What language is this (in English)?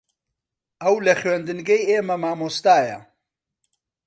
Central Kurdish